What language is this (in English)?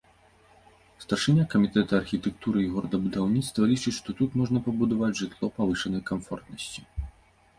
Belarusian